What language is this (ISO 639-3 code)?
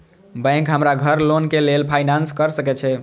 mai